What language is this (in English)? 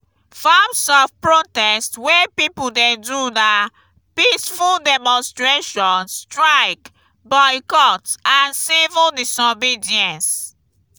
Nigerian Pidgin